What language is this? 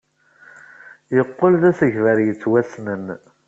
Kabyle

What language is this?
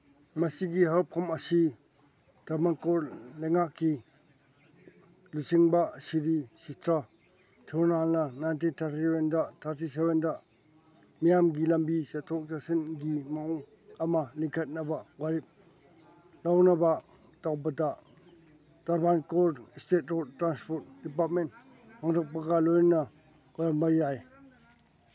Manipuri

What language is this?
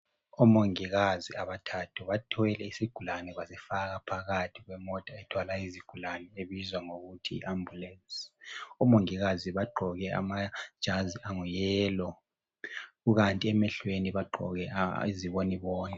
North Ndebele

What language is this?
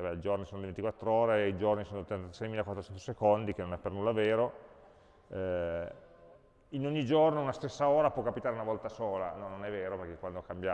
Italian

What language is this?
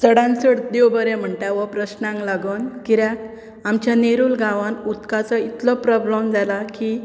Konkani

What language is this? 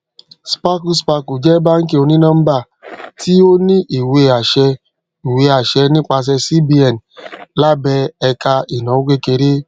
Yoruba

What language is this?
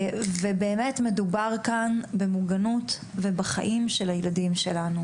Hebrew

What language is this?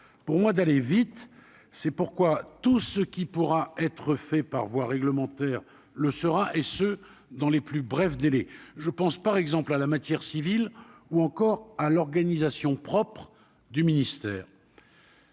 French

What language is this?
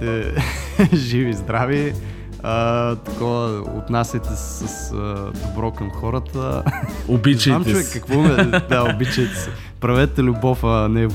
Bulgarian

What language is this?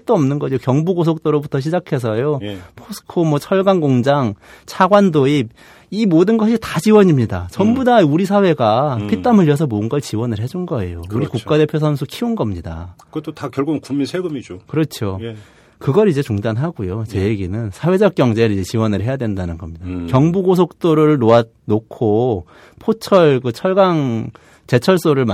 Korean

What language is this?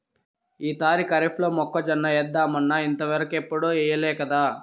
Telugu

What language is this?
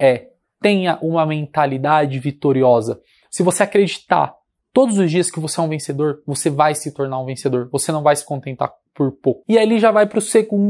Portuguese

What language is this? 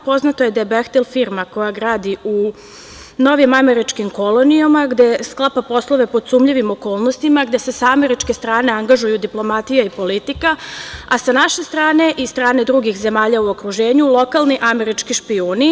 Serbian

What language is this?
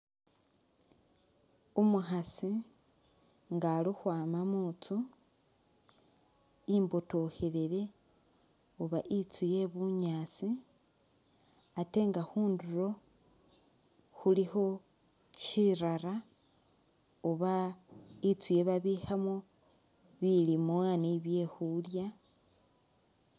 Masaaba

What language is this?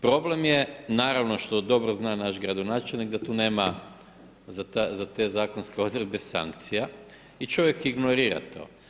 Croatian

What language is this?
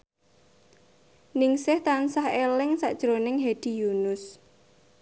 Javanese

